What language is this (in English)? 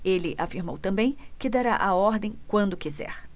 Portuguese